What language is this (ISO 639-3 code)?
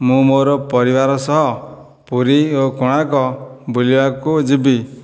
ori